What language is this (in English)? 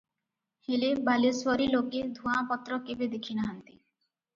Odia